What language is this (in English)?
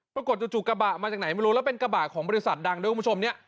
Thai